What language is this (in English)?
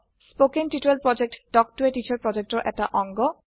Assamese